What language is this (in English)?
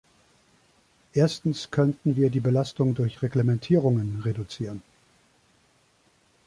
German